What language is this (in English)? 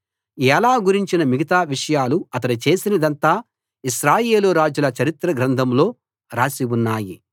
Telugu